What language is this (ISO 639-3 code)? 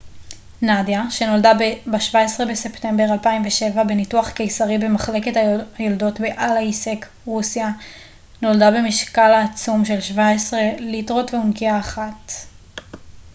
heb